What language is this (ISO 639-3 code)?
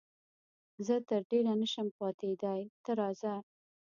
pus